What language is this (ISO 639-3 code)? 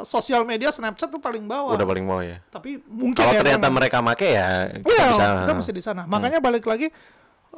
ind